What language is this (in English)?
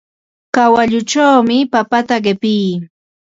Ambo-Pasco Quechua